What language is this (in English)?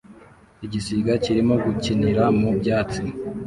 Kinyarwanda